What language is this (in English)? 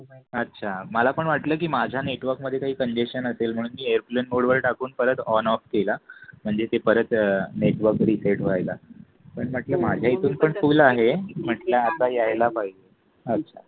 Marathi